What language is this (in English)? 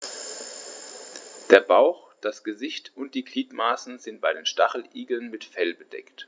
German